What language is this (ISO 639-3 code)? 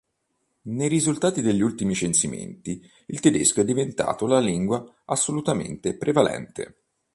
ita